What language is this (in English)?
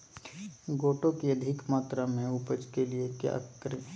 Magahi